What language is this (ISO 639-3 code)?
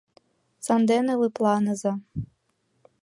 chm